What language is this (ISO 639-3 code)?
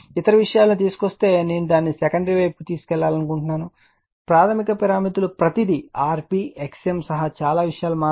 tel